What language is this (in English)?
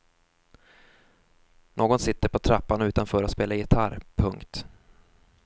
Swedish